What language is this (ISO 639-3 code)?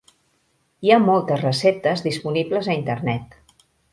cat